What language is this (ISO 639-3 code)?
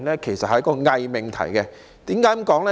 yue